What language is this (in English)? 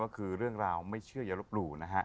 Thai